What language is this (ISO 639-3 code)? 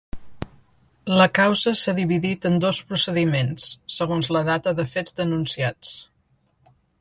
cat